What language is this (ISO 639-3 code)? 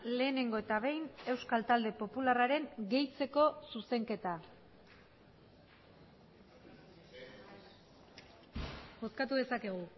eus